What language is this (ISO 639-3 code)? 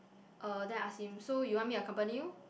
eng